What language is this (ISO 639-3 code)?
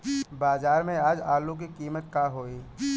bho